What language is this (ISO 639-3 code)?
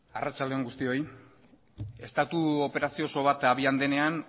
eus